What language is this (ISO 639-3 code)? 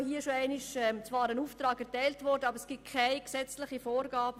gsw